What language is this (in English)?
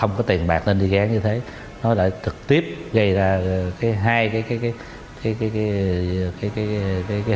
Vietnamese